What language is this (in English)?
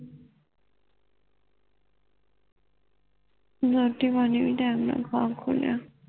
Punjabi